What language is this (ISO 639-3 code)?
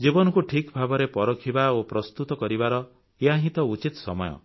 ori